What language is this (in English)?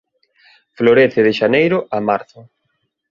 Galician